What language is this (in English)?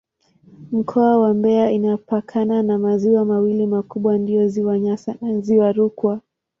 Swahili